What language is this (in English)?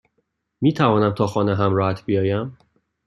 Persian